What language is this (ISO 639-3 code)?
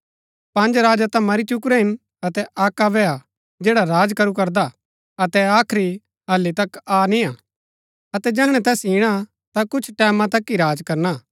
gbk